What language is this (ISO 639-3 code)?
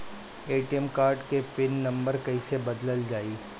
bho